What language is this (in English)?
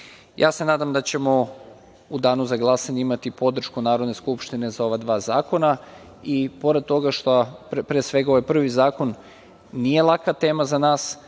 Serbian